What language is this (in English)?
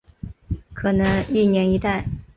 Chinese